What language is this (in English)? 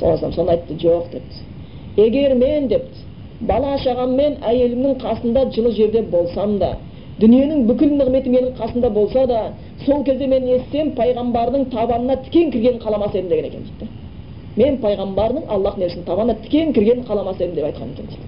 Bulgarian